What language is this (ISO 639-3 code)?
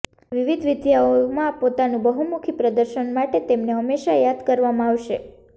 guj